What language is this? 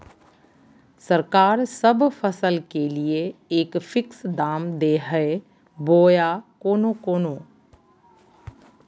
Magahi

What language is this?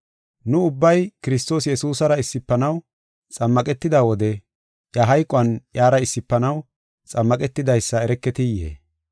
Gofa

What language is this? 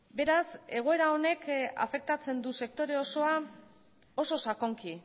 Basque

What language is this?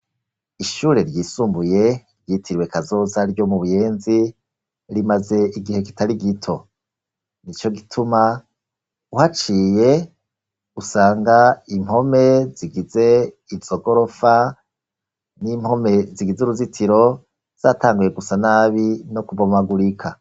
Rundi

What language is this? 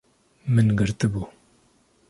Kurdish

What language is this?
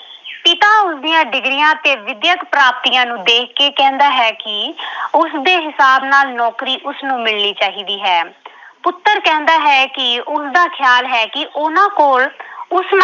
Punjabi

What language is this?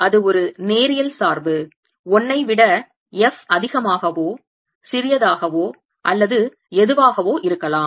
Tamil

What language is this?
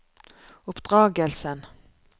Norwegian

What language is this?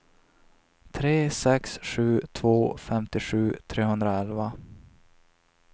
Swedish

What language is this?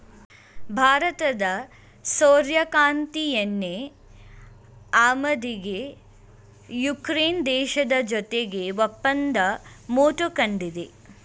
Kannada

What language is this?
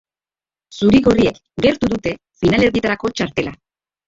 Basque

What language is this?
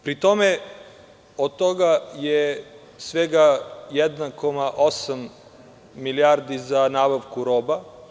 Serbian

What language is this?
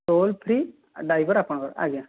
Odia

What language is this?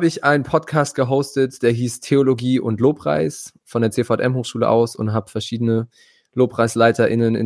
German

